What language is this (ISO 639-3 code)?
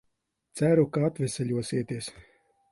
lav